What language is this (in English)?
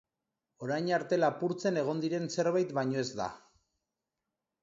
Basque